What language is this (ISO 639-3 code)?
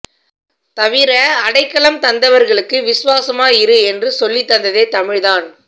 tam